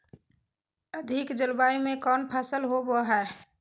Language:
Magahi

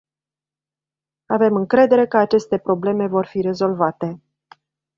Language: Romanian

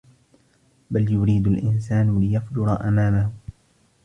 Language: Arabic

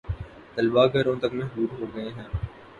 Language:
Urdu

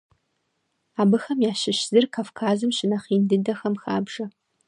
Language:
Kabardian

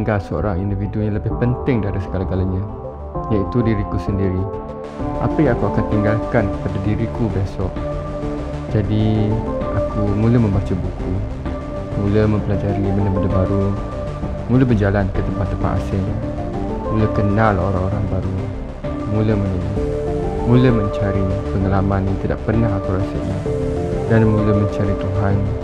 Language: Malay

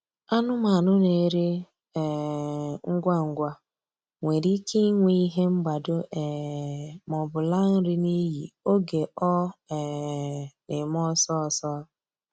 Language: Igbo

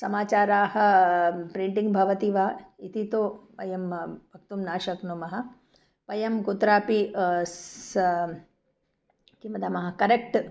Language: Sanskrit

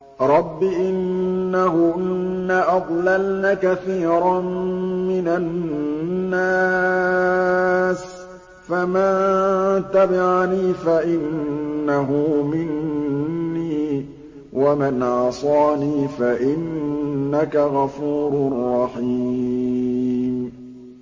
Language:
Arabic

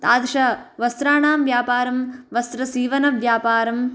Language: Sanskrit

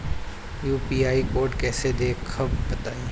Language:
Bhojpuri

